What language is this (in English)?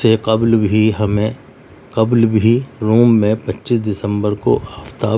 Urdu